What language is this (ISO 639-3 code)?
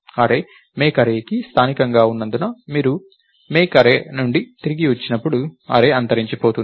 tel